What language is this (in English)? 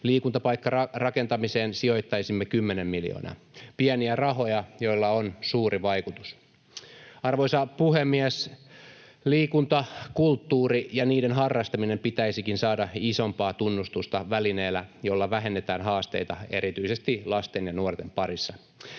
Finnish